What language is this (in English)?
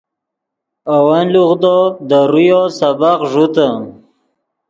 Yidgha